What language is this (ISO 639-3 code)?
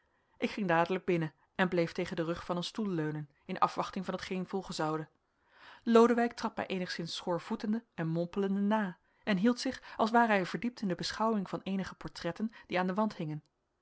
nld